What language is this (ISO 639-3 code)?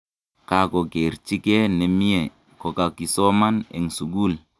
kln